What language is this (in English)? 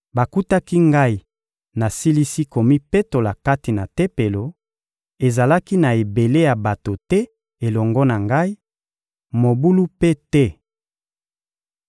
Lingala